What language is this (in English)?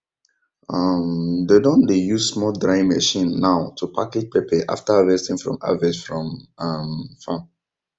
Nigerian Pidgin